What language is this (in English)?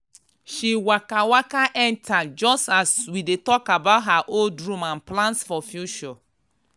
Nigerian Pidgin